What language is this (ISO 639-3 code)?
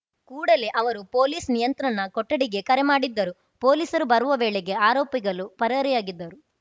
kan